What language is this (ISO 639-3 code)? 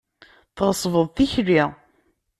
kab